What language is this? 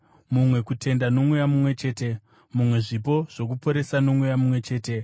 Shona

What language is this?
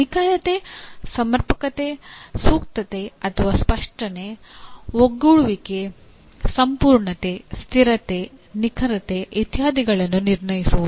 Kannada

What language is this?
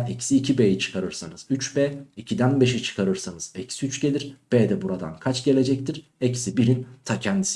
Turkish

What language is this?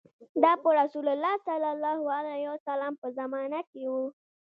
Pashto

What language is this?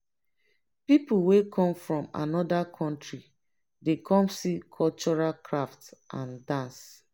Nigerian Pidgin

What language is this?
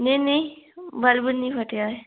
Dogri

